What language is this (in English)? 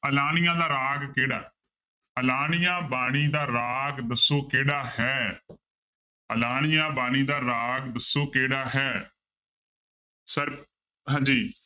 Punjabi